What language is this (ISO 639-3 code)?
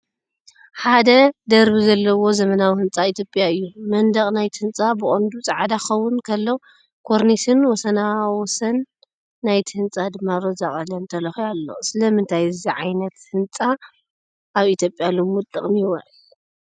tir